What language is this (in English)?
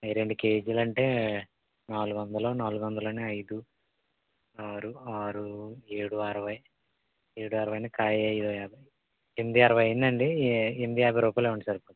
Telugu